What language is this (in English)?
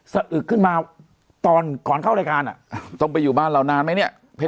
Thai